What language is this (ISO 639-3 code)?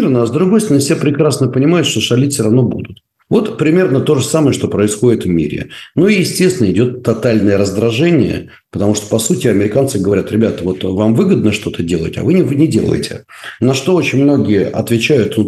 rus